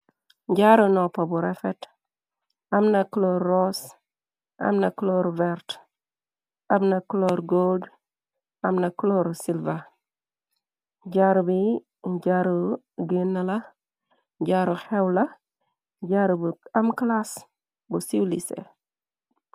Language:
Wolof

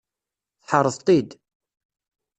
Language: Kabyle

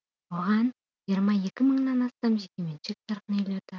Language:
Kazakh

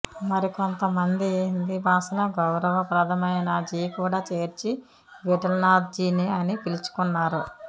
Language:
Telugu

